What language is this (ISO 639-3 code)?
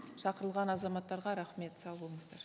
kaz